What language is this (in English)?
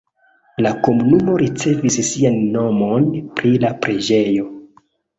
Esperanto